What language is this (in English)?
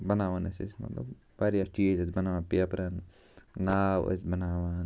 Kashmiri